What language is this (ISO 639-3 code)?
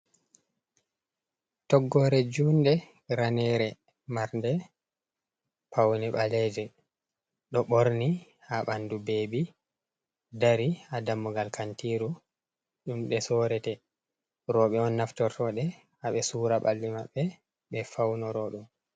ful